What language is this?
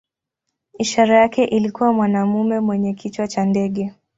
Swahili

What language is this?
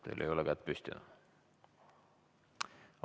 Estonian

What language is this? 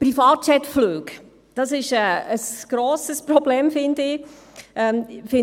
Swiss German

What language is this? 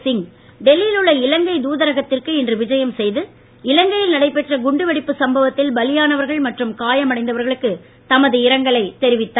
Tamil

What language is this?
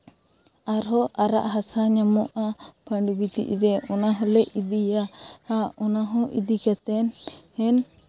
Santali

